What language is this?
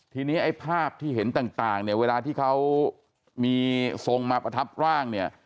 Thai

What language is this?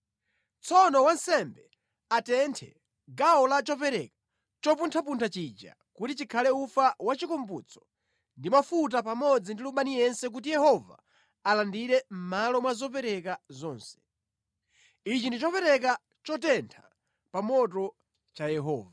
Nyanja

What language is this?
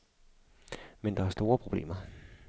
Danish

